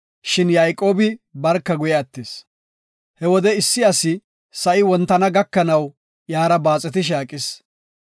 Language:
Gofa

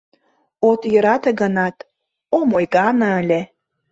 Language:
Mari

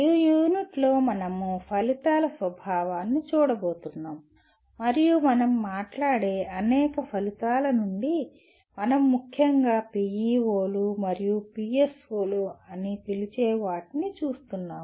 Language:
Telugu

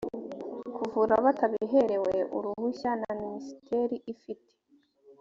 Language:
Kinyarwanda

